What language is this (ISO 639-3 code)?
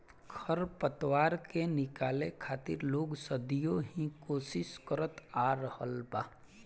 bho